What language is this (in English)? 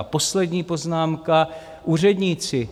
Czech